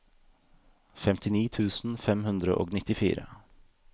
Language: Norwegian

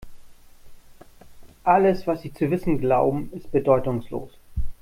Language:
German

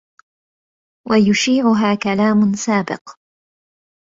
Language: Arabic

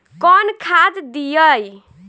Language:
Bhojpuri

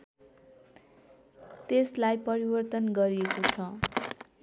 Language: Nepali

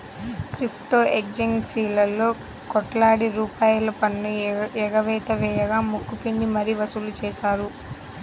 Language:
Telugu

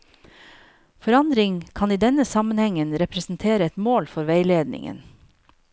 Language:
Norwegian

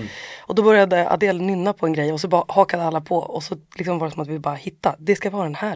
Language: Swedish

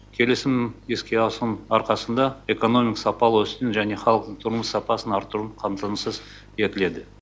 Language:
Kazakh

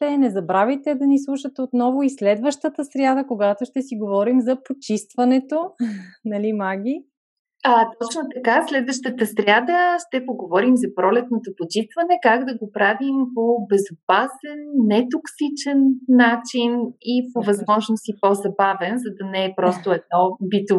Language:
Bulgarian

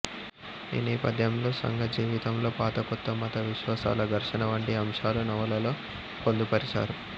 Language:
Telugu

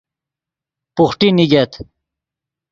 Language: Yidgha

